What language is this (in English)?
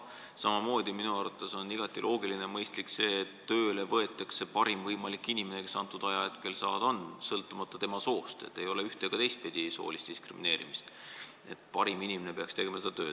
Estonian